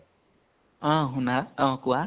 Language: Assamese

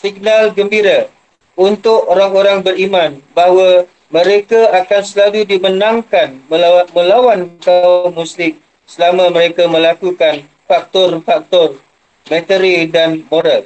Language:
Malay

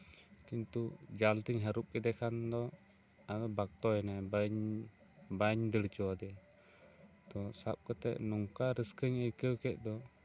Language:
Santali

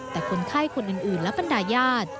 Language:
Thai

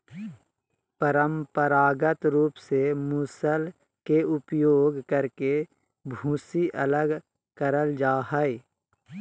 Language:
Magahi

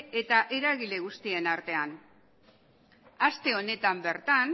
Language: Basque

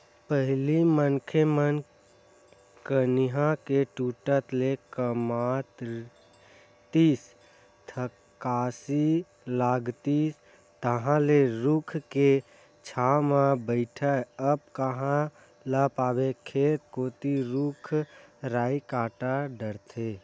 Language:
Chhattisgarhi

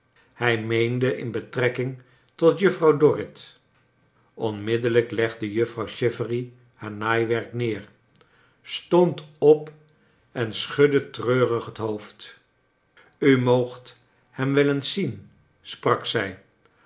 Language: Dutch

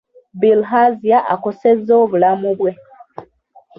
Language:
Ganda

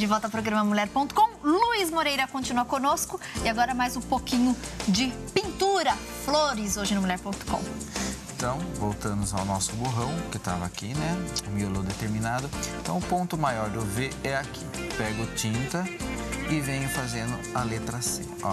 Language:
Portuguese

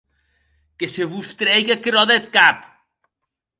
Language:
Occitan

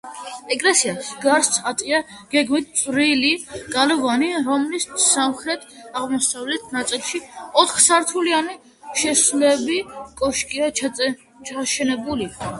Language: Georgian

